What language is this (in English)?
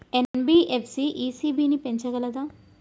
Telugu